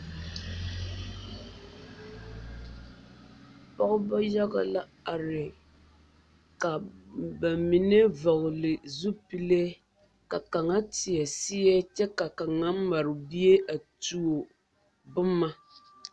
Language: Southern Dagaare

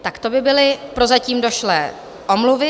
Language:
Czech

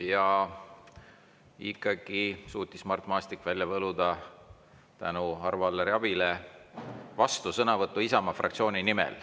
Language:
Estonian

